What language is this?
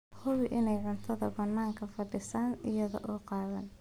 Somali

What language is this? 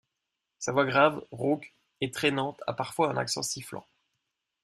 French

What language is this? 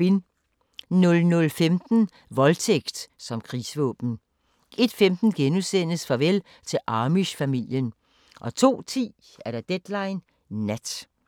Danish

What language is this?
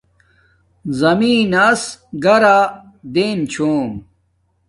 Domaaki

